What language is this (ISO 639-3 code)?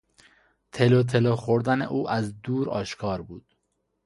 fas